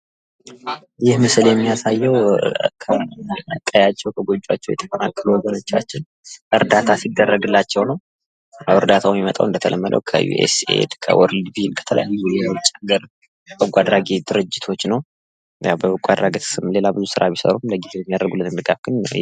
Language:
Amharic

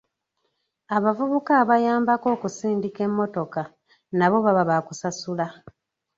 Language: Ganda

